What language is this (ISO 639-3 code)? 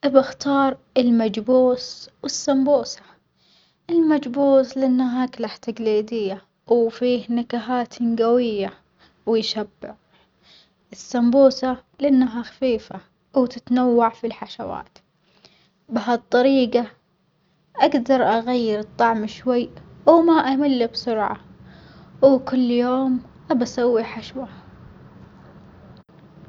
acx